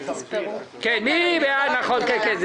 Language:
Hebrew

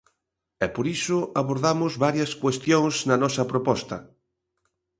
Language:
Galician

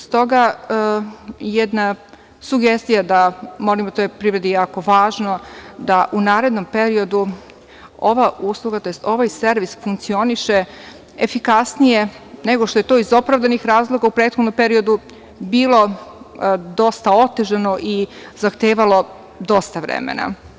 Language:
Serbian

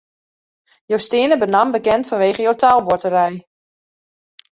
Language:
Western Frisian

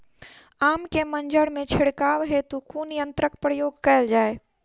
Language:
Maithili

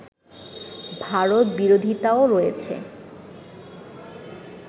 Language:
Bangla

